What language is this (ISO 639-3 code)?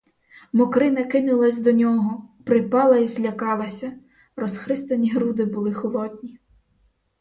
ukr